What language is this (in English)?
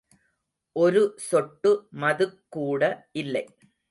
Tamil